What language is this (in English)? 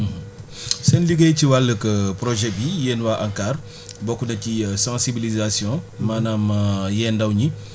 Wolof